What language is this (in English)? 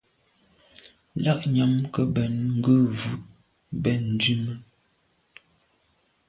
Medumba